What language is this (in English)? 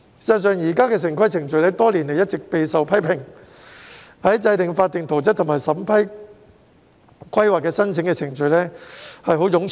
Cantonese